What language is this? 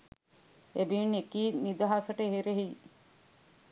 Sinhala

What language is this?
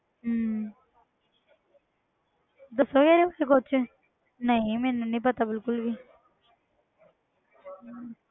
Punjabi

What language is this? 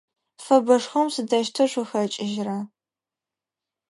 Adyghe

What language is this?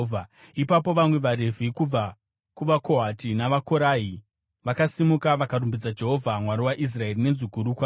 Shona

